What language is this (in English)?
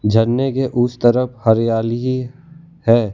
Hindi